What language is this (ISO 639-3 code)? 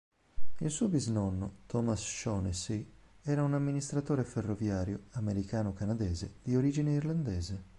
ita